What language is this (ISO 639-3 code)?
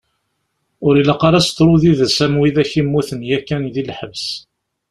kab